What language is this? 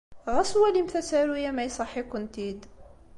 Kabyle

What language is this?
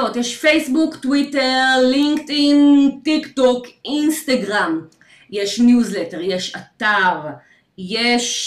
Hebrew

